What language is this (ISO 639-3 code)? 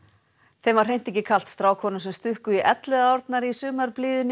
isl